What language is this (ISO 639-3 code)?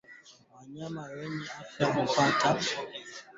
swa